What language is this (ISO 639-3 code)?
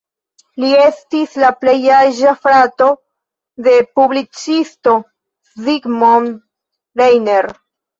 epo